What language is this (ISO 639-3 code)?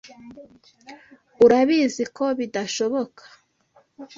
kin